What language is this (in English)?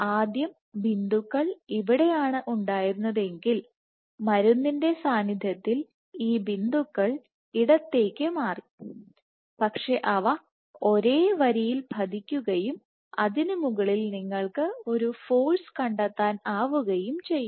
Malayalam